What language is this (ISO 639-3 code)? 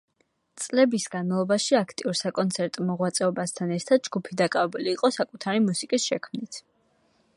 kat